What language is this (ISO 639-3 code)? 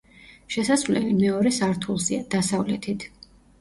kat